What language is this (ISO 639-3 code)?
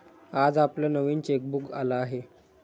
mar